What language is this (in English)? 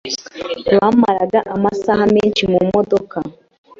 Kinyarwanda